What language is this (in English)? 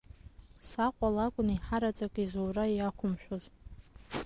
Abkhazian